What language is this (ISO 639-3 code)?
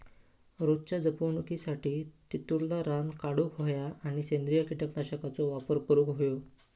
mar